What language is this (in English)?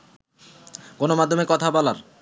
Bangla